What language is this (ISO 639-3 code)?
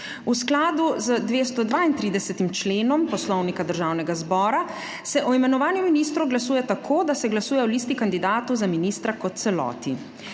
slv